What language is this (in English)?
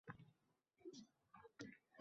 Uzbek